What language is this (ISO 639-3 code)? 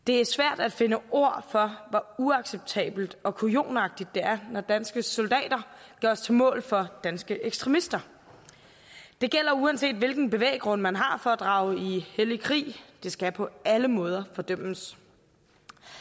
dan